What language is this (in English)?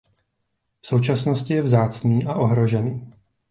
Czech